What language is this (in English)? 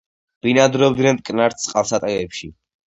Georgian